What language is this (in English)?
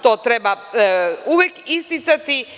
Serbian